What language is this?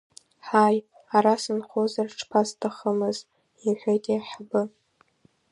Abkhazian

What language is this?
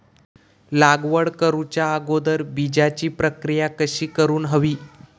Marathi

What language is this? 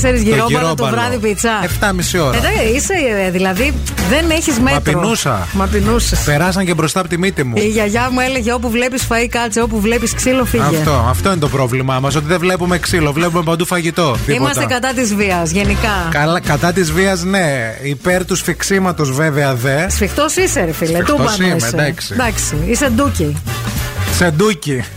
Greek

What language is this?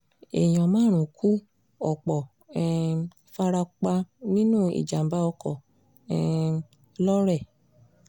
Yoruba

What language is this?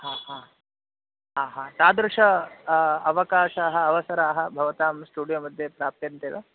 Sanskrit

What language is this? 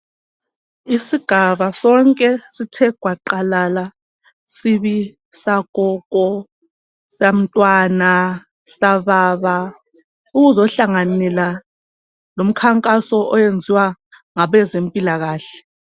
North Ndebele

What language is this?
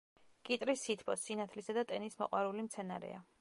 Georgian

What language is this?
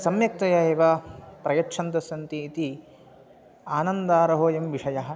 Sanskrit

